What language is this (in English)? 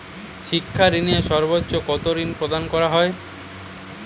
Bangla